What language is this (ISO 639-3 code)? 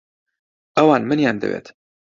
ckb